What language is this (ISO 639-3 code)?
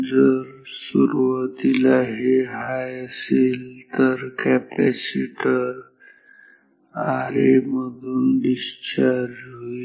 mar